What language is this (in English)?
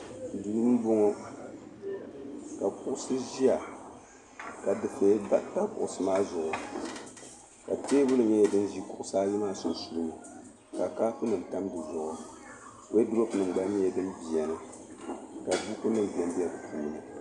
Dagbani